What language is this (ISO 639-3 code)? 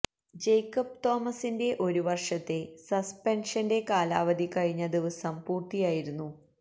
mal